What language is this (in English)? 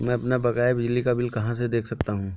Hindi